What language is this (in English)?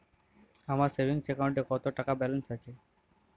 Bangla